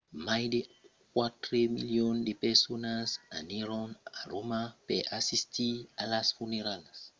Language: Occitan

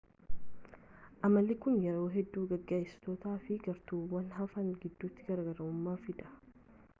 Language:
Oromo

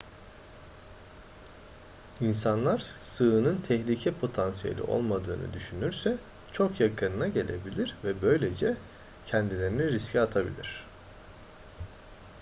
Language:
Turkish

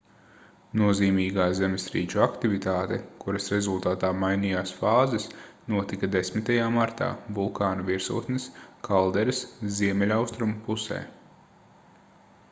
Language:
Latvian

